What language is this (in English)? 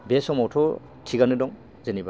Bodo